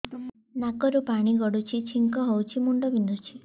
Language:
Odia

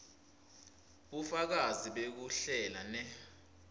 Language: Swati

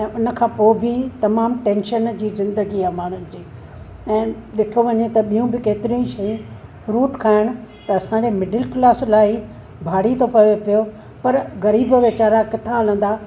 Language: Sindhi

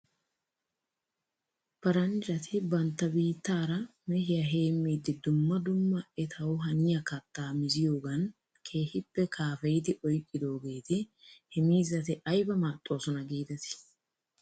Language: Wolaytta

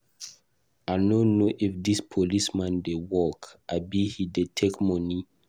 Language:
Nigerian Pidgin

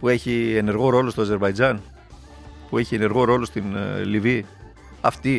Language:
Greek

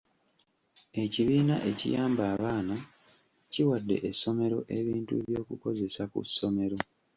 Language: Ganda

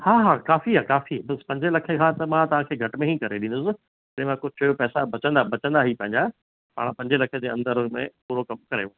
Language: Sindhi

